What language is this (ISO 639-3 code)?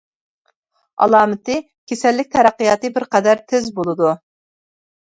uig